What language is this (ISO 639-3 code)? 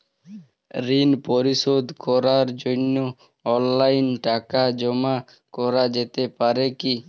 ben